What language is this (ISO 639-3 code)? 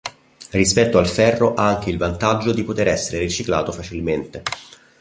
ita